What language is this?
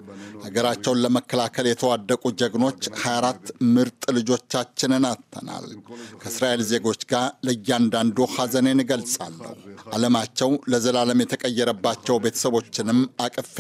Amharic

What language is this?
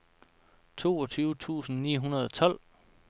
Danish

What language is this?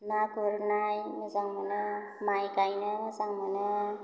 Bodo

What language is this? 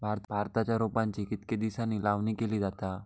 Marathi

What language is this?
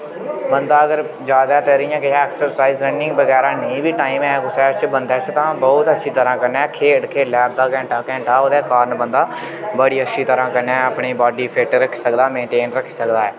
Dogri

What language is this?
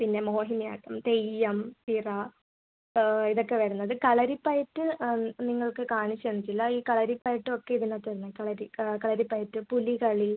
Malayalam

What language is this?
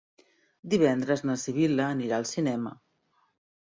Catalan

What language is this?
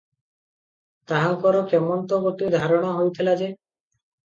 Odia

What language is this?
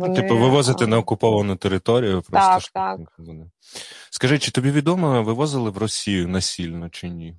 Ukrainian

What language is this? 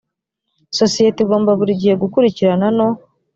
Kinyarwanda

